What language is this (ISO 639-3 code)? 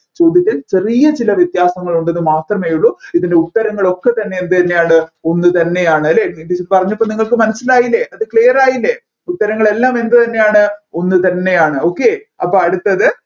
mal